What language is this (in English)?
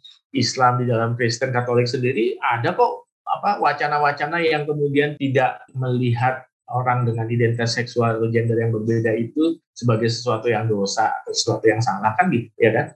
Indonesian